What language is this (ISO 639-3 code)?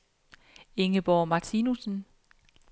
dan